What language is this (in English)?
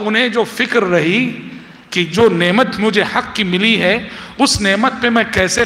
Arabic